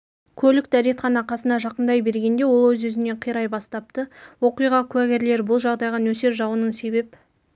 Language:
Kazakh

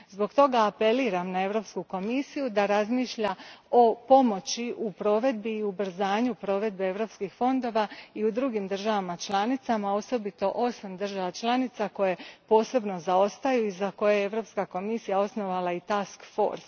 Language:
Croatian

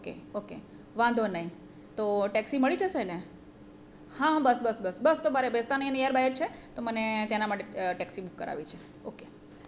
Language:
Gujarati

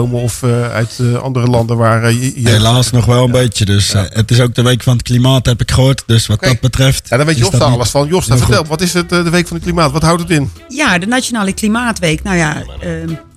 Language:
Dutch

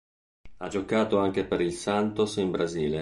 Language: Italian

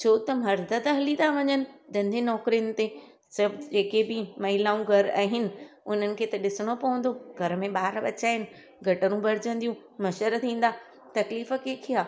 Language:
Sindhi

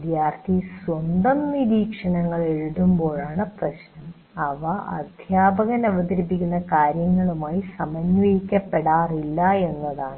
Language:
Malayalam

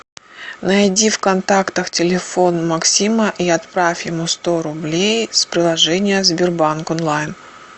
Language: Russian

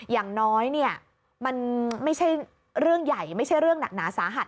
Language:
Thai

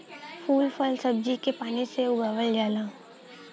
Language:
Bhojpuri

